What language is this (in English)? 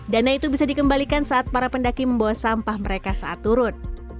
Indonesian